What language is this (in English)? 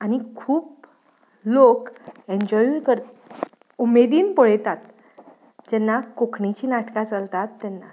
Konkani